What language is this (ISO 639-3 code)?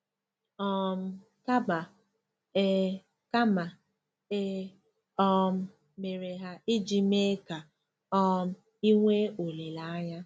ibo